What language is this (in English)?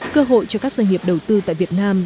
Vietnamese